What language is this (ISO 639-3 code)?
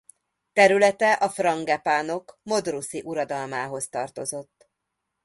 hun